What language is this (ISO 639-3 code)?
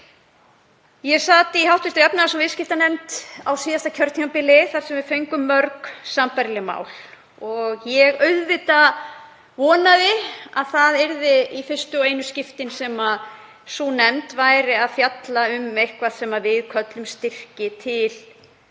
isl